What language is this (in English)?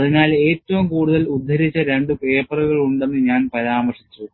Malayalam